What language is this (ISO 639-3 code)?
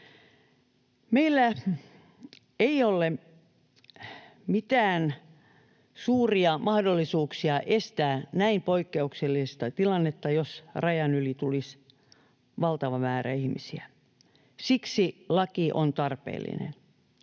fin